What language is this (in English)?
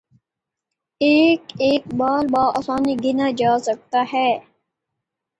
Urdu